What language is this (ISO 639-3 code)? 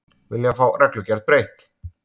isl